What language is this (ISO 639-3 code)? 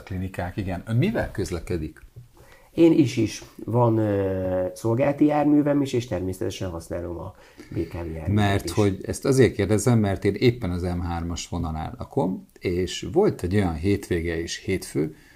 hun